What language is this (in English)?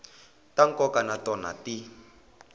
Tsonga